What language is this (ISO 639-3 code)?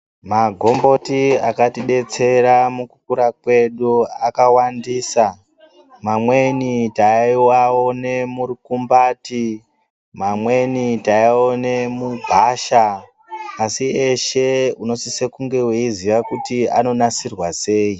ndc